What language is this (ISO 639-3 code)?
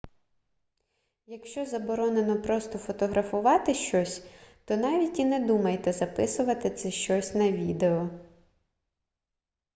ukr